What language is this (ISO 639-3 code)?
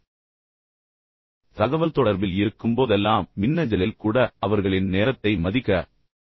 tam